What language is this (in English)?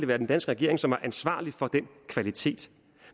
Danish